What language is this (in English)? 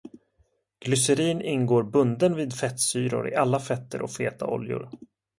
Swedish